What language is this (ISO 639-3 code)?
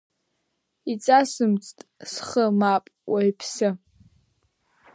abk